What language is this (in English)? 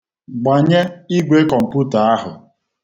Igbo